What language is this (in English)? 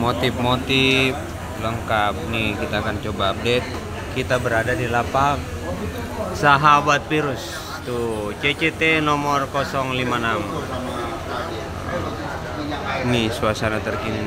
Indonesian